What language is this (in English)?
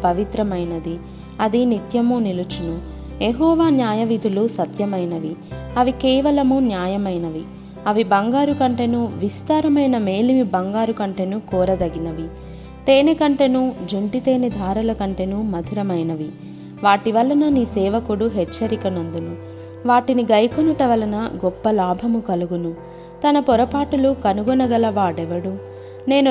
Telugu